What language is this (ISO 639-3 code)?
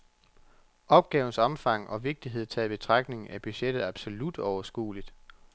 dan